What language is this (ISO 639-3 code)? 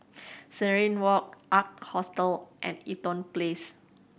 eng